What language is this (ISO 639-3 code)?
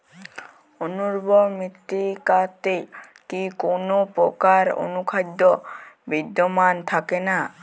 ben